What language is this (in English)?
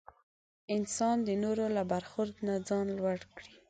Pashto